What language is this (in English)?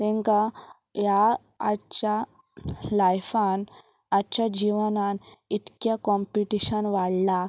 Konkani